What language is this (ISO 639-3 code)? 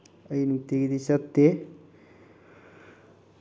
mni